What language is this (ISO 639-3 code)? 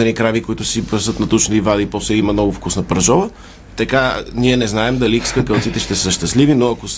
bul